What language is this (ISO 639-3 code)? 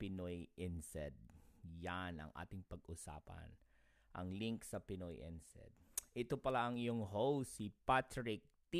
fil